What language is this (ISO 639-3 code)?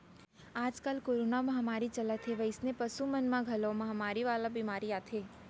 hne